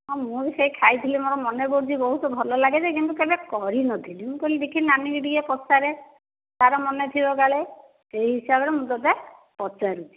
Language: Odia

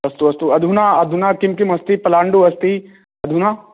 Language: Sanskrit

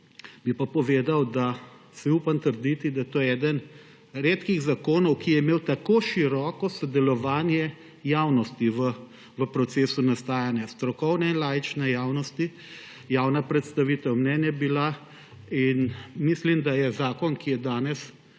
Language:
Slovenian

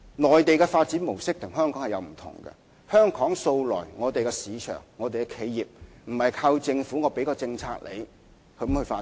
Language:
Cantonese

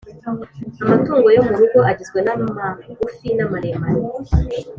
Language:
Kinyarwanda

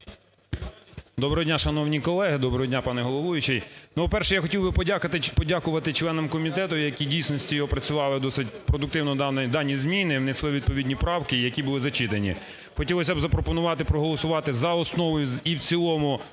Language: Ukrainian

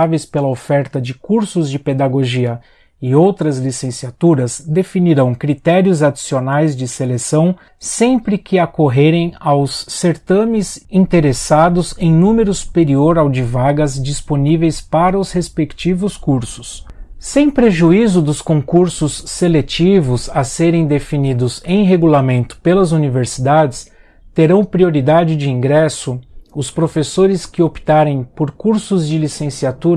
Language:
Portuguese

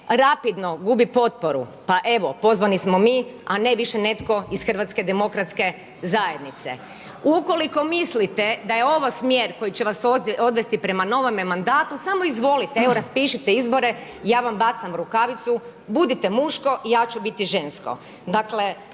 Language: Croatian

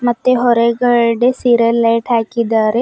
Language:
Kannada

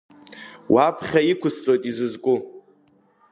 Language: Abkhazian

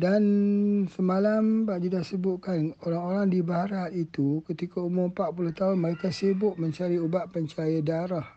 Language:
Malay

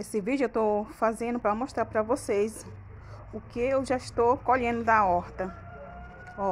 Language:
Portuguese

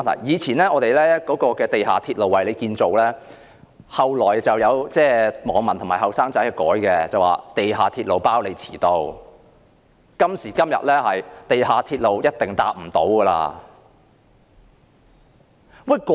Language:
Cantonese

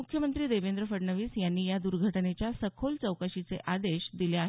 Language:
Marathi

